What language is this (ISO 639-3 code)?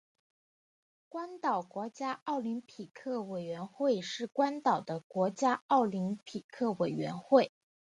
zho